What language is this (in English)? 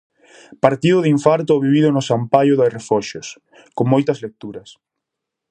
Galician